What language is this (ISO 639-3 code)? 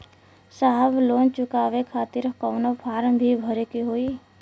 bho